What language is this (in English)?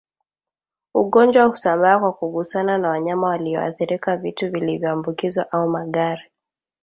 Swahili